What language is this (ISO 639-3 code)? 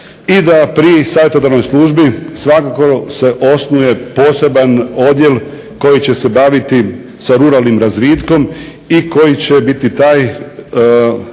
hrv